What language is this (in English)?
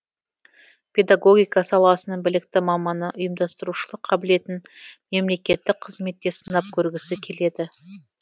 Kazakh